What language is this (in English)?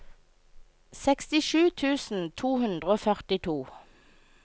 Norwegian